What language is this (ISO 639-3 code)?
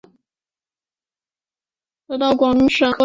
zho